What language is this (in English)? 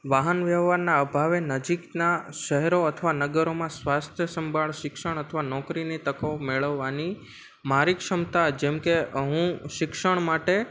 Gujarati